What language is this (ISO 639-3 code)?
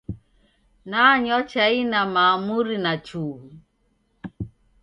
dav